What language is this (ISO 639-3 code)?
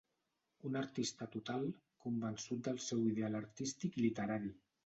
cat